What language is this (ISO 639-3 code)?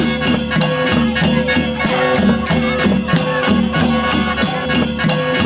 tha